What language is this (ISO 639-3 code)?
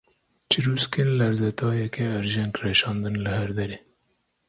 kur